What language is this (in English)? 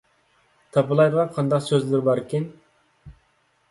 Uyghur